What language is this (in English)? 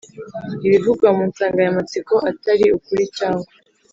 Kinyarwanda